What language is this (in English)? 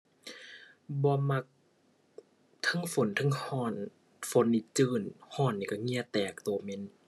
Thai